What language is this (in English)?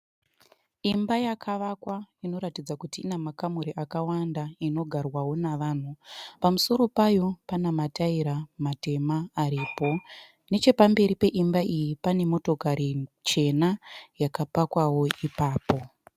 Shona